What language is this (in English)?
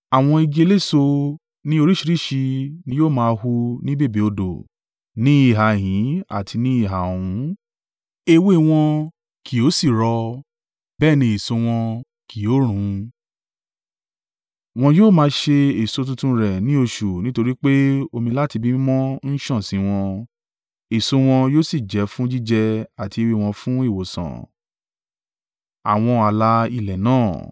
Yoruba